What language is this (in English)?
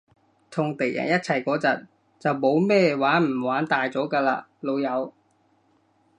Cantonese